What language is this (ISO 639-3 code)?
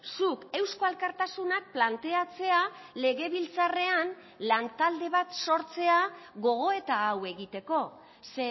eus